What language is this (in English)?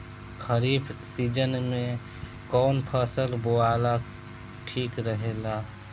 Bhojpuri